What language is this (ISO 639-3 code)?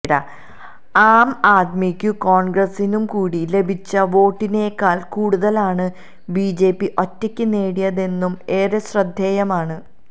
mal